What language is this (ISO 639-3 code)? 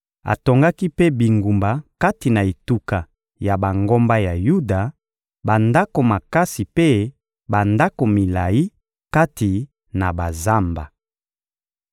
lin